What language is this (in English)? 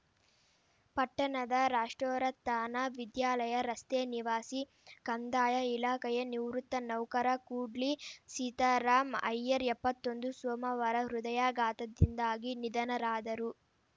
Kannada